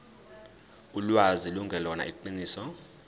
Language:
Zulu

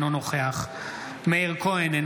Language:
Hebrew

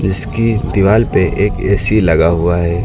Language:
Hindi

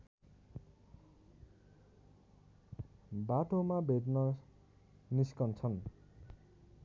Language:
Nepali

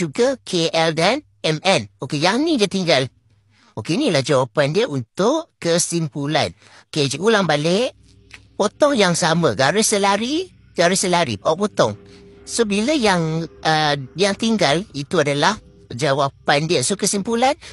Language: Malay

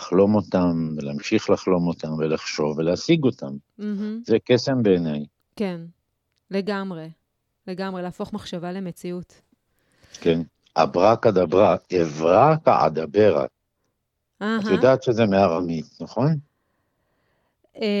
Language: Hebrew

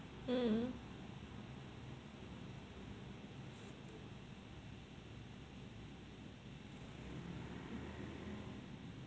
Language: English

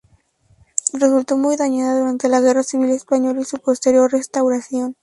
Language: Spanish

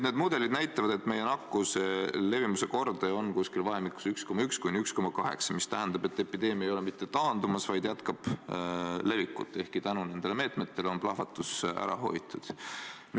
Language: Estonian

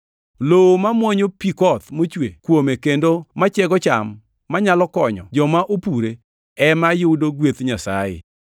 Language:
Luo (Kenya and Tanzania)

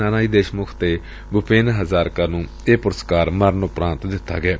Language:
Punjabi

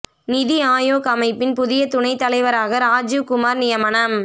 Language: Tamil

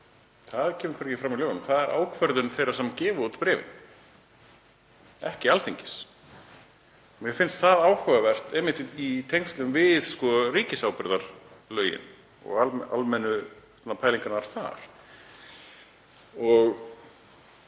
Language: Icelandic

